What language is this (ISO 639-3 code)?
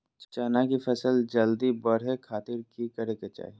mag